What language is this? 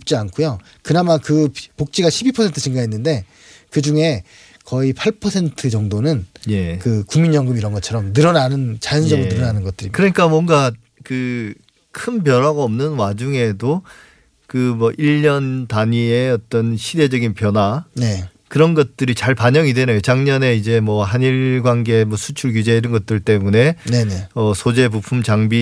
Korean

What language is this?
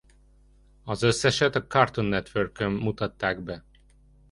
Hungarian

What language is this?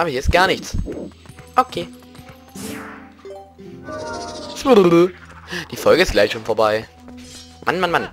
German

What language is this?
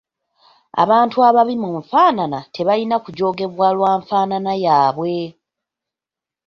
Ganda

